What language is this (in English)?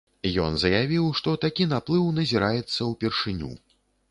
Belarusian